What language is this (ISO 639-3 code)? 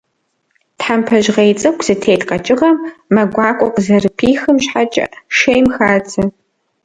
kbd